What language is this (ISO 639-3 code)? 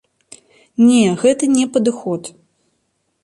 bel